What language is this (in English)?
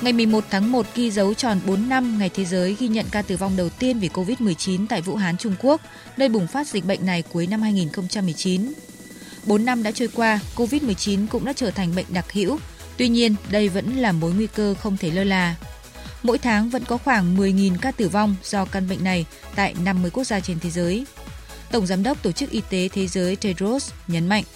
Vietnamese